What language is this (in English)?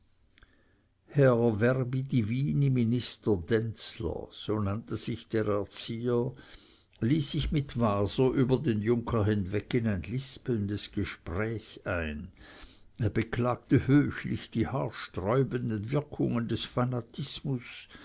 German